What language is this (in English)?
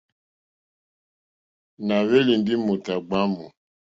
Mokpwe